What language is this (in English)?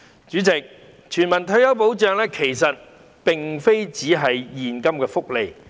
Cantonese